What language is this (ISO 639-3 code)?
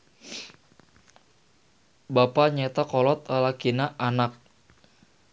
sun